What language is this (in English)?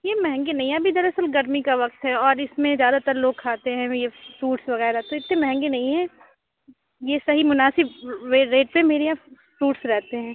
Urdu